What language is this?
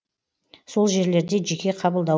Kazakh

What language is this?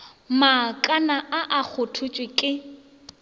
Northern Sotho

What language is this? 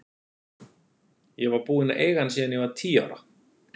Icelandic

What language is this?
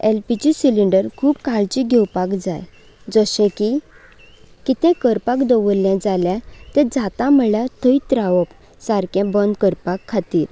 Konkani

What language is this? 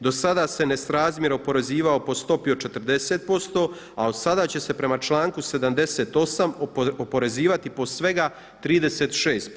Croatian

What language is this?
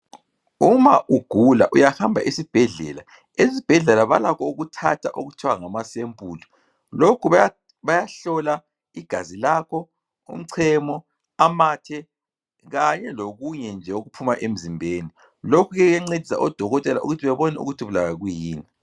North Ndebele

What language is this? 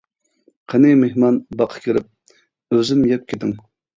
Uyghur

